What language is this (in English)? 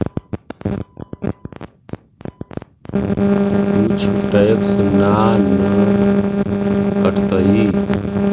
Magahi